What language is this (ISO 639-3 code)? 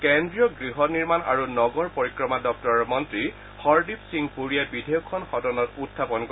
asm